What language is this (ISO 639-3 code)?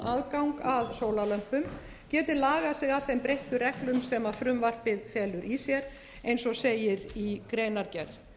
isl